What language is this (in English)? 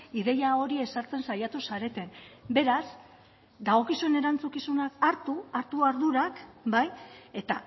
Basque